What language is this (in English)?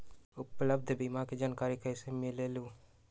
Magahi